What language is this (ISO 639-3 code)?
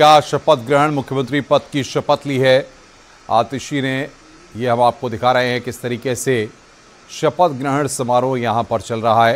hin